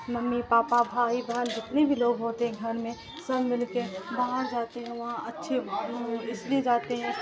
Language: Urdu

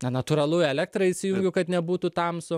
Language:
Lithuanian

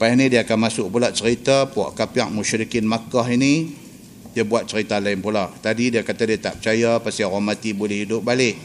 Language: Malay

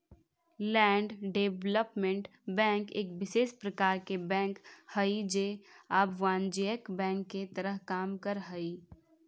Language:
Magahi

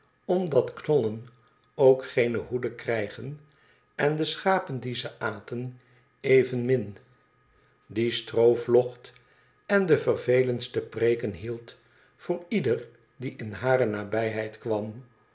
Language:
Dutch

